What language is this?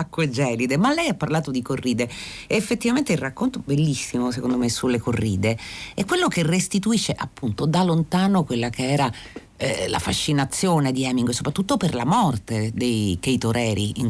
Italian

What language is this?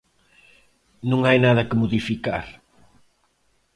Galician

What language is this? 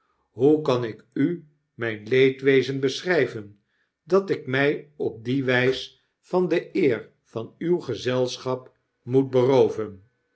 Dutch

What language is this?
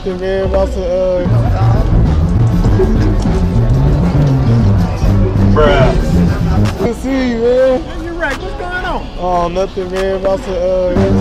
English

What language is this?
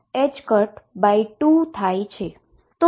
Gujarati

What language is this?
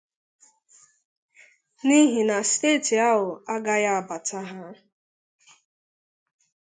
Igbo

